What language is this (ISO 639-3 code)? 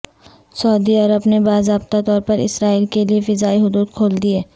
urd